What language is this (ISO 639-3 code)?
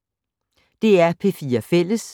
dan